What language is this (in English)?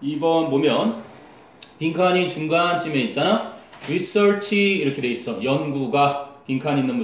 Korean